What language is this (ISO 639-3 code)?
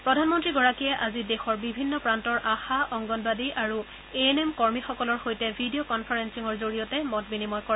asm